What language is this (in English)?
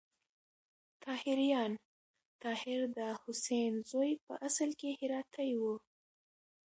Pashto